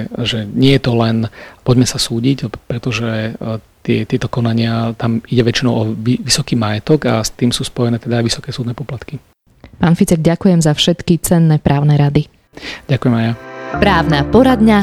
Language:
Slovak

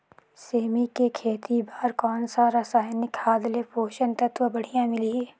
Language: Chhattisgarhi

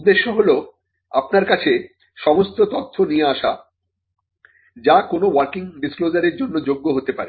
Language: Bangla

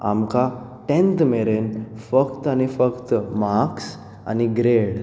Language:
Konkani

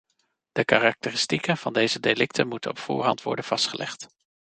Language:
Dutch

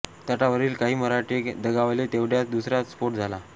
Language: Marathi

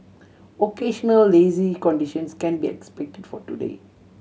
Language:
English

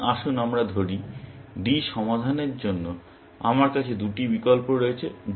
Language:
Bangla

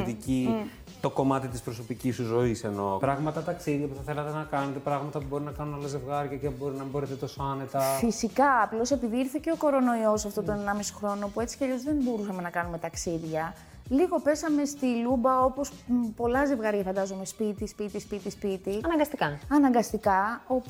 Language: Greek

